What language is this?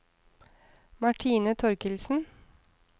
Norwegian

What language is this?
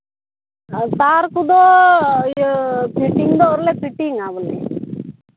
Santali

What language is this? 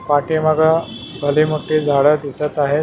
Marathi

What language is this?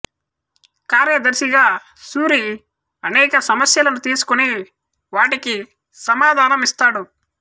Telugu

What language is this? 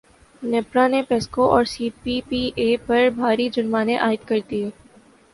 Urdu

